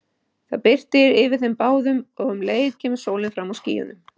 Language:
Icelandic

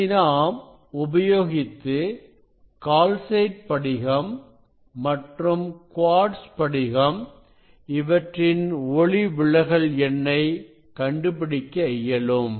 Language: Tamil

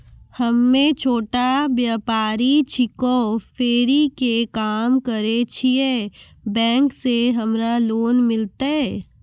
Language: Maithili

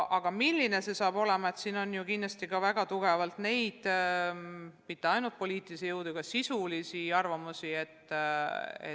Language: Estonian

